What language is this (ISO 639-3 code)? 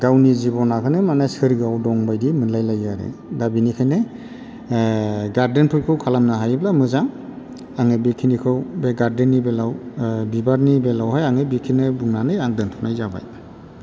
brx